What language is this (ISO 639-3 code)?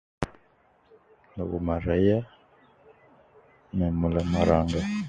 kcn